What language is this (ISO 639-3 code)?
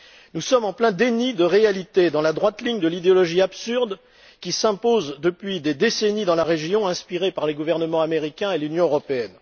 fra